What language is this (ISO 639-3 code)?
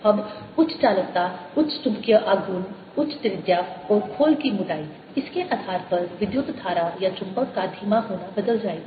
hin